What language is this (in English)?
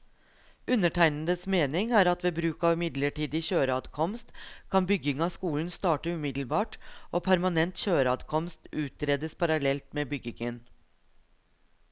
Norwegian